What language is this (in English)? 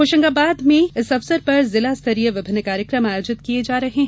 Hindi